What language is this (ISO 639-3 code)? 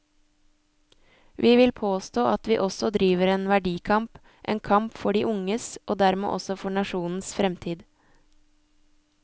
nor